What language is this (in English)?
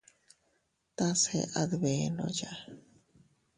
Teutila Cuicatec